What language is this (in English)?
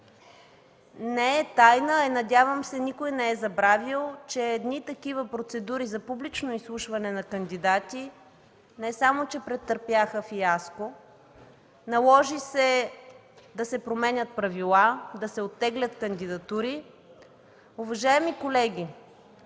Bulgarian